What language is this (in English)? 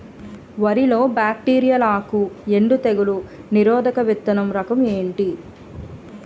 Telugu